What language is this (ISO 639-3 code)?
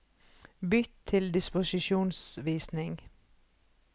nor